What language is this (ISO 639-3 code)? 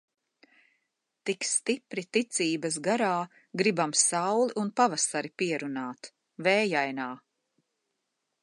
lav